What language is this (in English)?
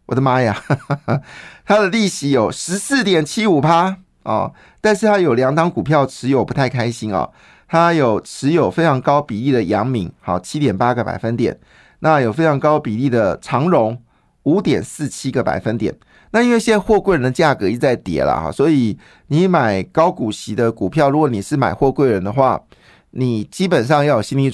Chinese